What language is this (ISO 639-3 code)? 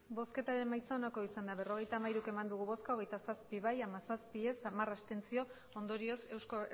eus